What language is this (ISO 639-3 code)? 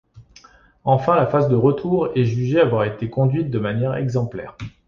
fra